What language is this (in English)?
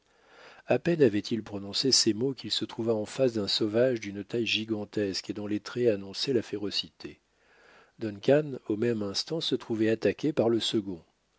French